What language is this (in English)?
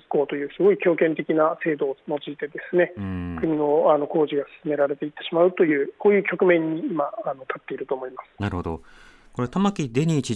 Japanese